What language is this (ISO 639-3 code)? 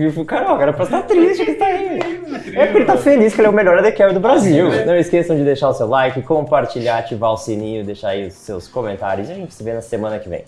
por